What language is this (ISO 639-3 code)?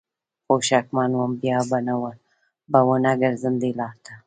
pus